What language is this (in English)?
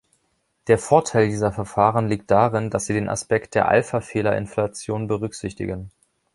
German